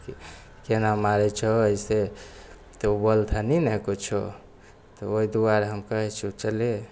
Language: Maithili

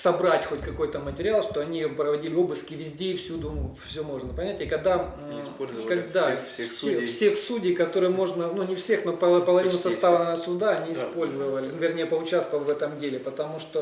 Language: Russian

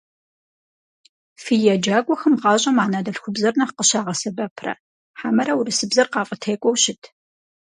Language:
Kabardian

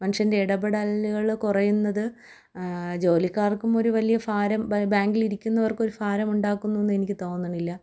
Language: Malayalam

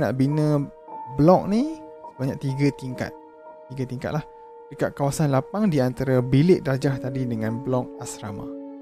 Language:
Malay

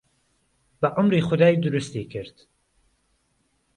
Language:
Central Kurdish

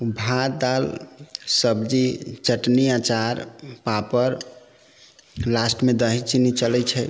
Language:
Maithili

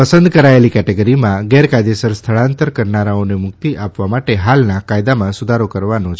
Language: Gujarati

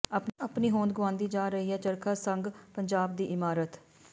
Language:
Punjabi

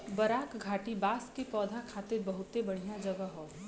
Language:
Bhojpuri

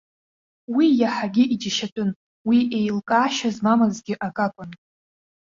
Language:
Abkhazian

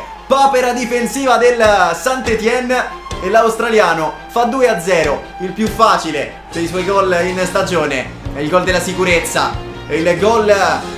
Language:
Italian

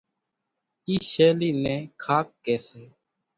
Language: Kachi Koli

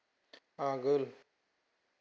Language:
Bodo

